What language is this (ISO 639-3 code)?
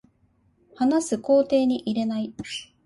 jpn